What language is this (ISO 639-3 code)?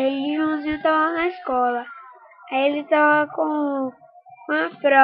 por